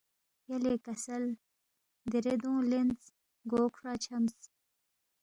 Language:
Balti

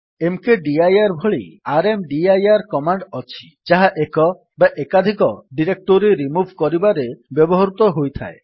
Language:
Odia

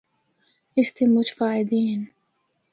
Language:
Northern Hindko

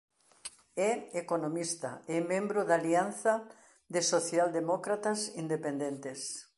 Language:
Galician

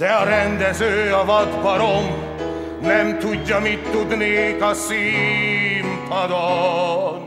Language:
Hungarian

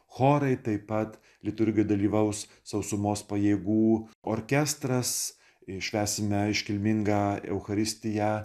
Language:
Lithuanian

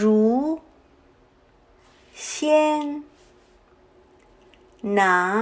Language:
Chinese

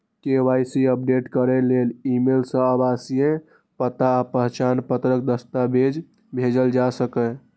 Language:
Maithili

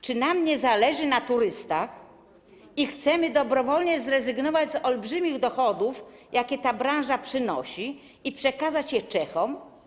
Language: Polish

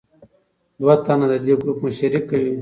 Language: Pashto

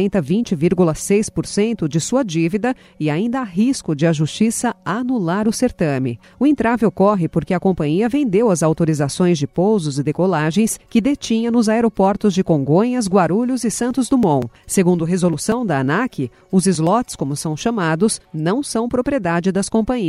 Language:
Portuguese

